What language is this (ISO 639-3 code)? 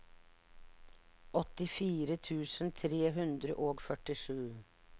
nor